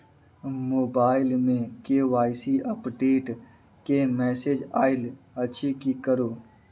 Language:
Maithili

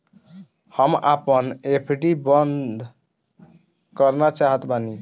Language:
Bhojpuri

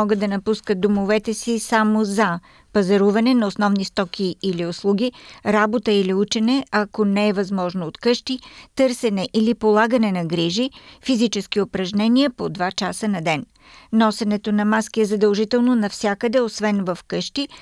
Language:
Bulgarian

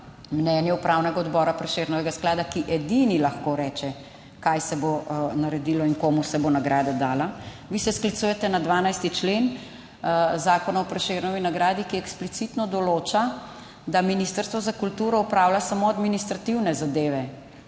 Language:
Slovenian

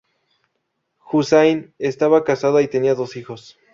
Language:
Spanish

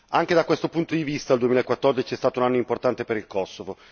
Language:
Italian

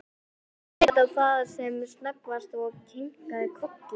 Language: Icelandic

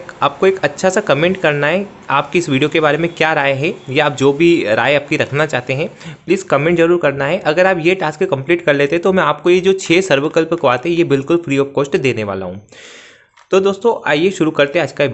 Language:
Hindi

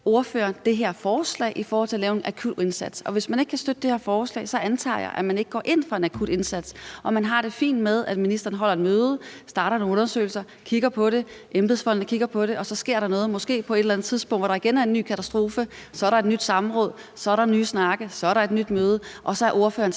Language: Danish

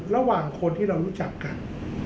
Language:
Thai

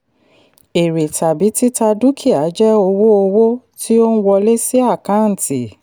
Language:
Yoruba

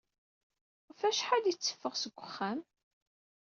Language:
Kabyle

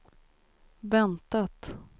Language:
Swedish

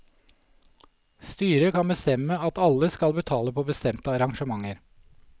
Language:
Norwegian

